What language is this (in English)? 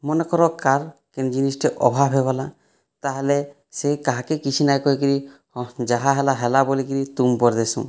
Odia